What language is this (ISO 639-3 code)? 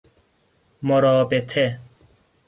fas